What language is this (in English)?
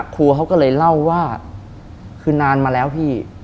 Thai